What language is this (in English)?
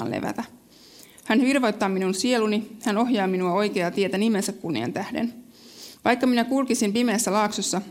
Finnish